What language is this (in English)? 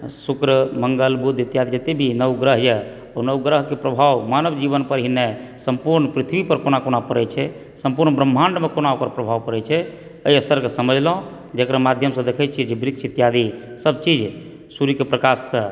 Maithili